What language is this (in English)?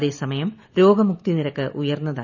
Malayalam